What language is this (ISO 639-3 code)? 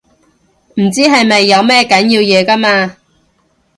yue